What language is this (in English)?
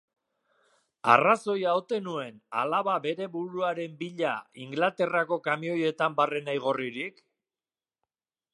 Basque